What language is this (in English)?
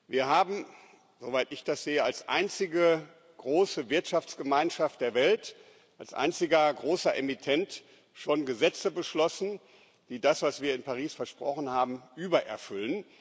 German